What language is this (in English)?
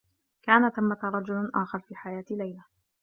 Arabic